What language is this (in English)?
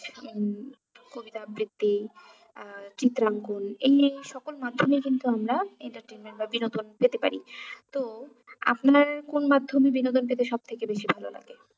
Bangla